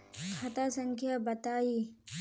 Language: Magahi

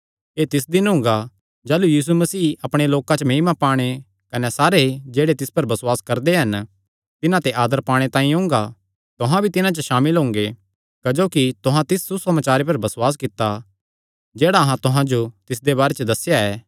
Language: Kangri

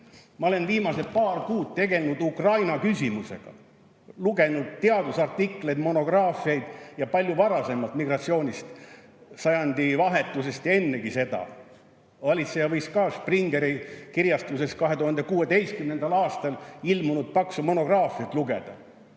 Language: Estonian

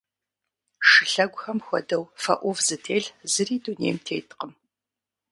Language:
Kabardian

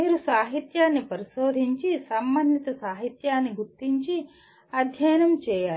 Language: Telugu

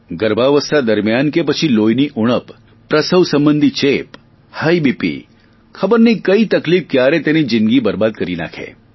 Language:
Gujarati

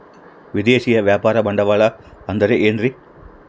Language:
Kannada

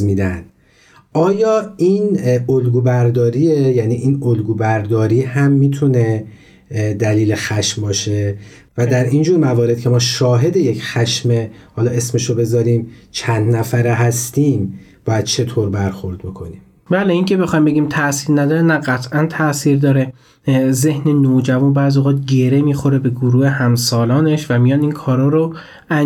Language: Persian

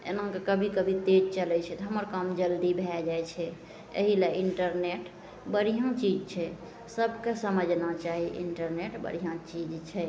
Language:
Maithili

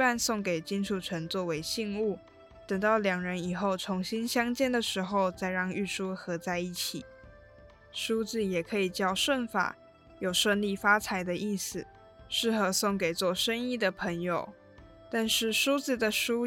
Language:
Chinese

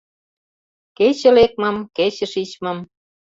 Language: Mari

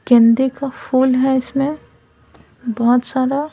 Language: Hindi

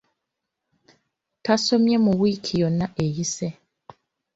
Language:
Ganda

